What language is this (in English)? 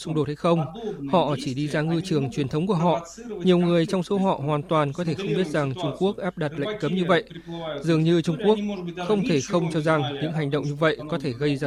Vietnamese